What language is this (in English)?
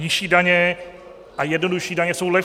Czech